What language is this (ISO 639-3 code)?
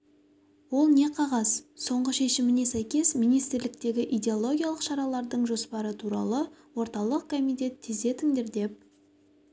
kaz